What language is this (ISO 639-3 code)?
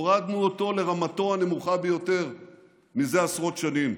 heb